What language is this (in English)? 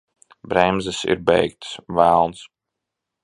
Latvian